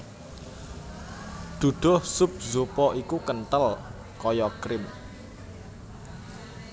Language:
Javanese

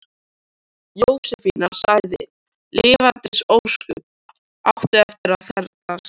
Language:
Icelandic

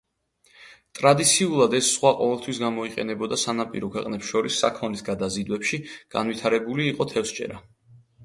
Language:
Georgian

